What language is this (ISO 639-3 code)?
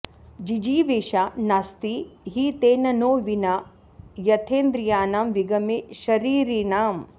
san